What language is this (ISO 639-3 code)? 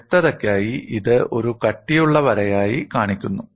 mal